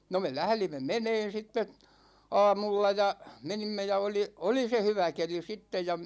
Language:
Finnish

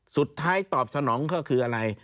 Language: Thai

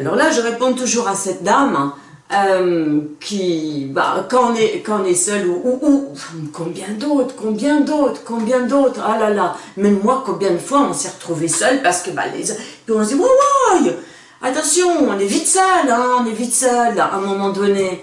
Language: French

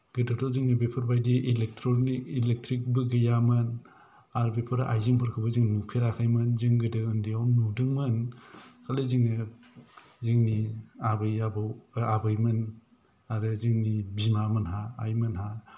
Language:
Bodo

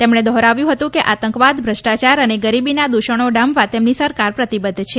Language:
Gujarati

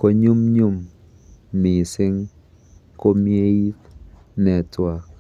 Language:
Kalenjin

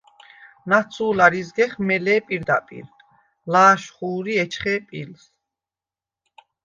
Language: Svan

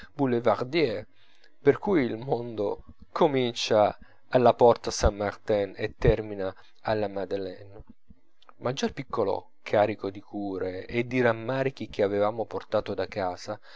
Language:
Italian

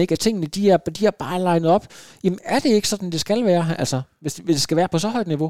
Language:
Danish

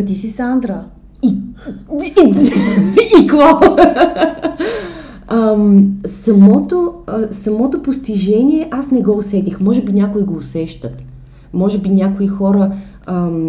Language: Bulgarian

